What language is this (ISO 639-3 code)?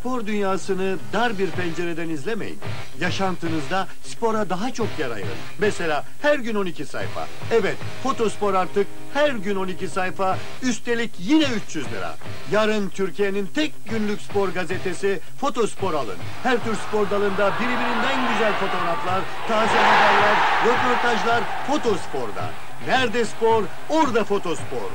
tur